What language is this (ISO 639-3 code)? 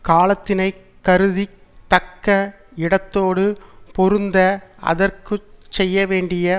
tam